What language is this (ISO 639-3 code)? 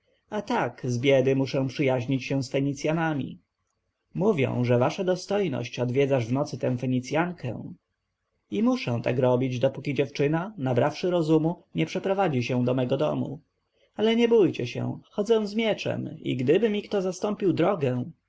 pol